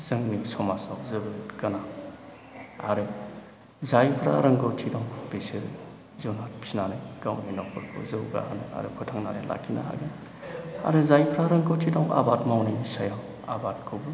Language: Bodo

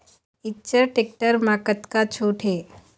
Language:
Chhattisgarhi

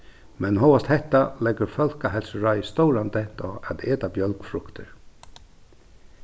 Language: Faroese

